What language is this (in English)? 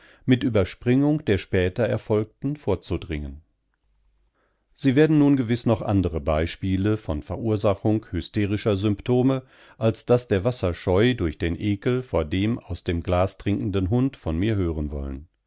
German